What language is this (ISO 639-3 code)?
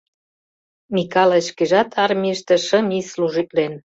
chm